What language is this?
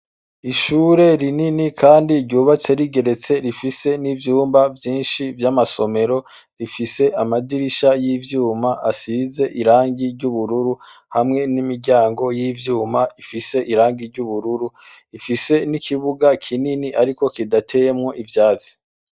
Rundi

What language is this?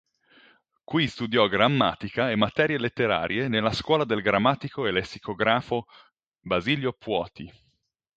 Italian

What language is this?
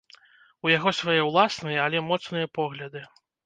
Belarusian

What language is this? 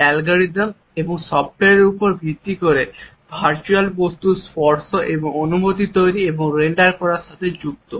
Bangla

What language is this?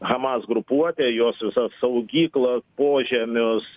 Lithuanian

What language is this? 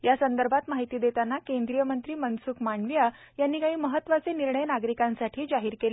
Marathi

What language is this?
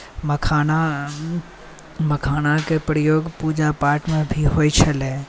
Maithili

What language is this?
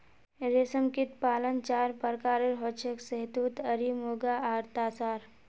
Magahi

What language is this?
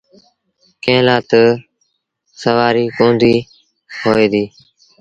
Sindhi Bhil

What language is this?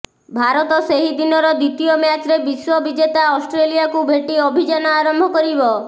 Odia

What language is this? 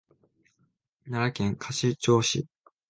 Japanese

